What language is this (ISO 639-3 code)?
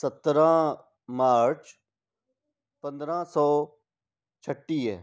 snd